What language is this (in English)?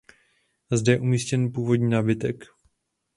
Czech